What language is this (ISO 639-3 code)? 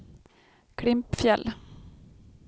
swe